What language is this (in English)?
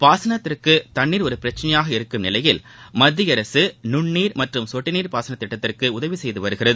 Tamil